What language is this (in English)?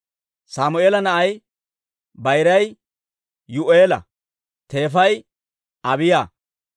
Dawro